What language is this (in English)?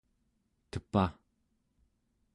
Central Yupik